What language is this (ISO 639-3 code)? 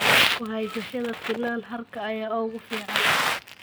som